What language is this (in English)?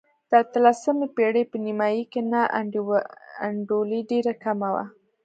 Pashto